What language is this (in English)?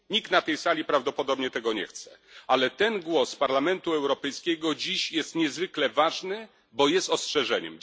Polish